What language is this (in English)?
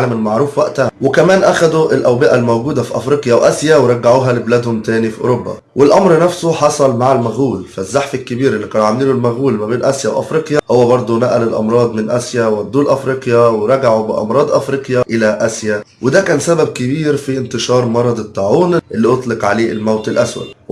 Arabic